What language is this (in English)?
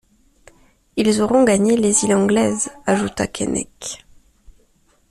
French